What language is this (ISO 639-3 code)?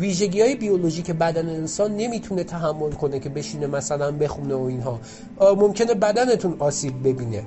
fas